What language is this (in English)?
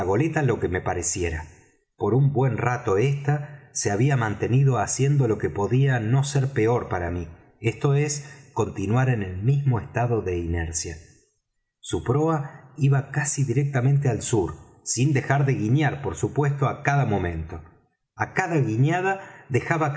Spanish